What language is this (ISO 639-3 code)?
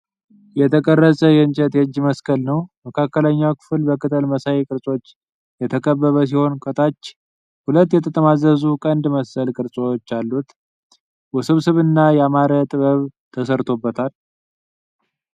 amh